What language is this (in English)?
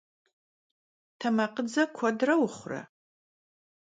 Kabardian